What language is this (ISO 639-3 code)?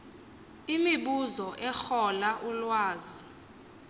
xho